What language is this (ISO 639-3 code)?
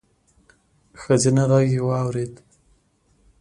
pus